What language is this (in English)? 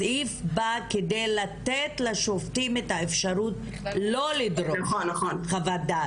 Hebrew